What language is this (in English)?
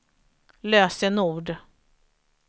Swedish